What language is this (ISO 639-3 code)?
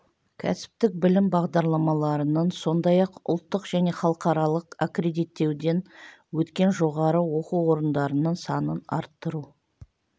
kaz